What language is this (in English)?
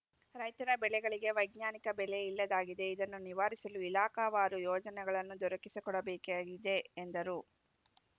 Kannada